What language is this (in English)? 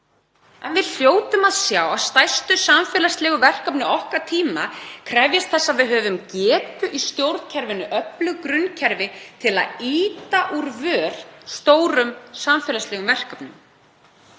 Icelandic